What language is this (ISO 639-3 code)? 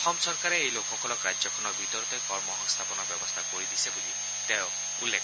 asm